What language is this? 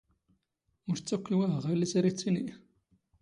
Standard Moroccan Tamazight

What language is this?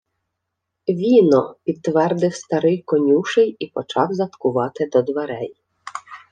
Ukrainian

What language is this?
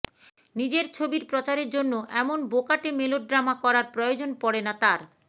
Bangla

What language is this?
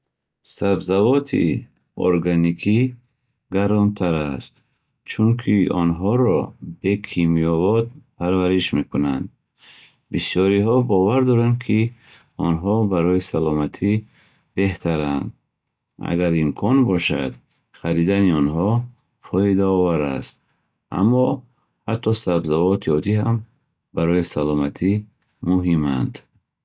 Bukharic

